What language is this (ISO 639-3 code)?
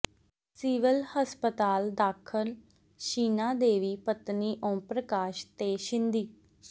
pan